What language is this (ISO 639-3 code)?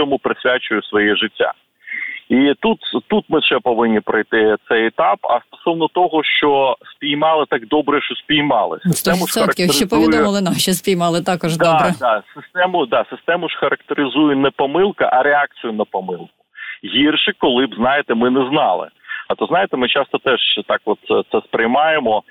ukr